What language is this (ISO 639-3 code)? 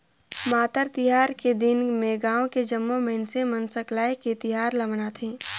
hne